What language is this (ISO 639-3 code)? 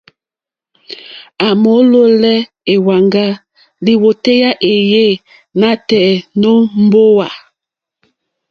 bri